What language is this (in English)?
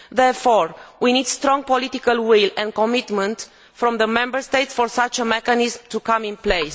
English